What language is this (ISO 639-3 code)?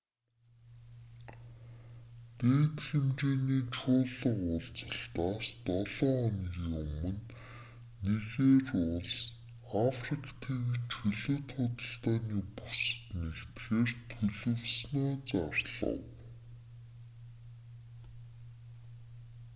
mon